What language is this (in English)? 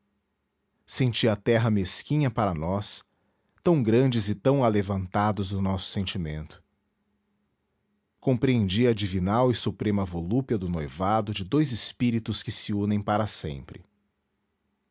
Portuguese